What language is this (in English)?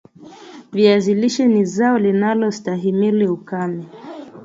Swahili